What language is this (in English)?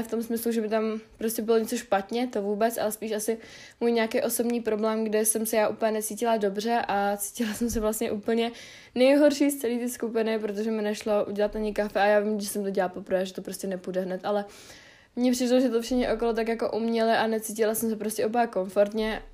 Czech